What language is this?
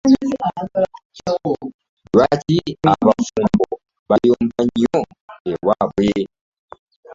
Ganda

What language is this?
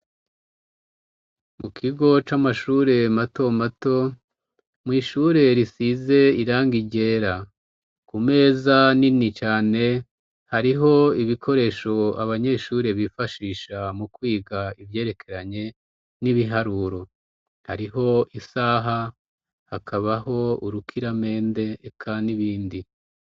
Rundi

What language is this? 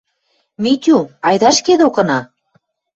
Western Mari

